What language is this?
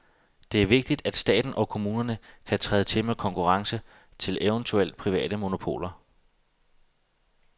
Danish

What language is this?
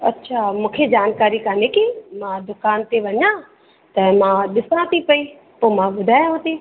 Sindhi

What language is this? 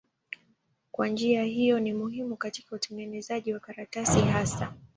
Swahili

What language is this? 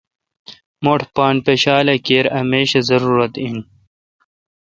Kalkoti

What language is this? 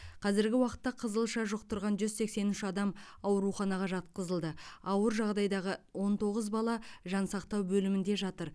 Kazakh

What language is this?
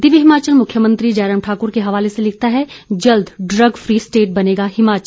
Hindi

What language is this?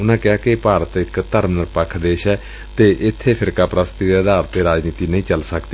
Punjabi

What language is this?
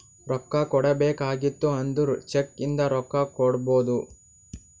Kannada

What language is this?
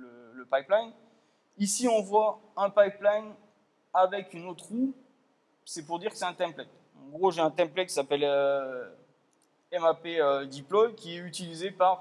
French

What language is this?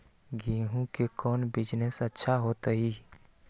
Magahi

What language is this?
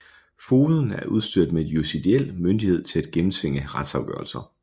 Danish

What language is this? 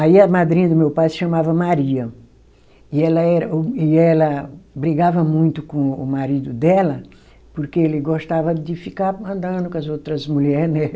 Portuguese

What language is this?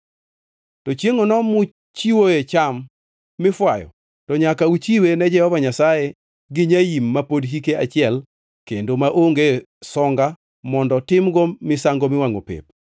Luo (Kenya and Tanzania)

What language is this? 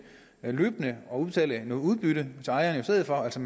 Danish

